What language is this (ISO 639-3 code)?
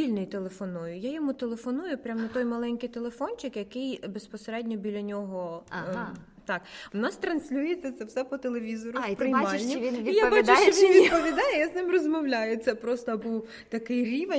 ukr